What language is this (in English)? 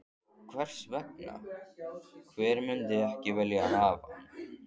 Icelandic